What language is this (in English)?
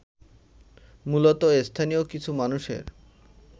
Bangla